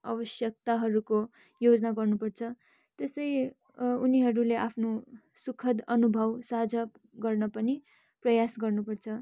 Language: Nepali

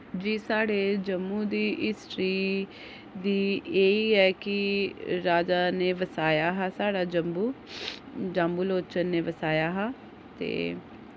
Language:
Dogri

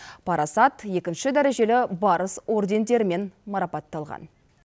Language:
Kazakh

